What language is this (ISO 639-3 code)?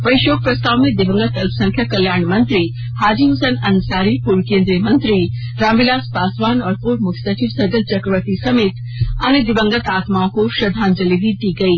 hin